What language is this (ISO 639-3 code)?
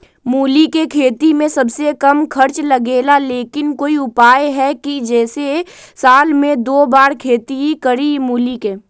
mag